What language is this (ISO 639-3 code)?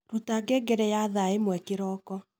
kik